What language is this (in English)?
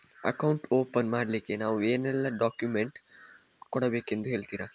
Kannada